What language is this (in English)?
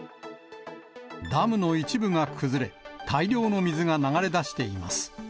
Japanese